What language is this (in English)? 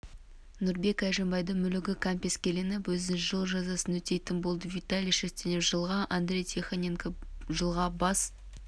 Kazakh